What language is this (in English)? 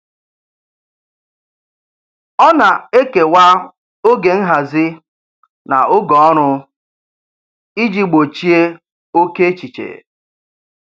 Igbo